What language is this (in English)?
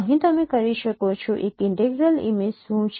Gujarati